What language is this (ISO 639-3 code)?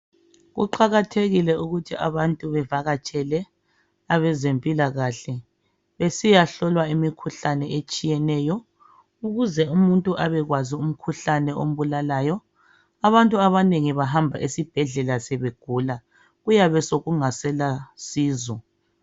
nde